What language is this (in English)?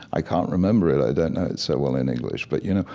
English